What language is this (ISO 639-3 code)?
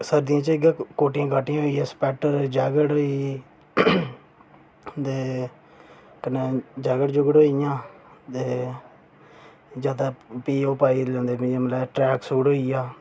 doi